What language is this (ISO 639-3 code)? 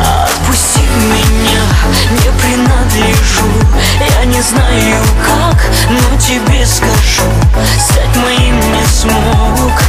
rus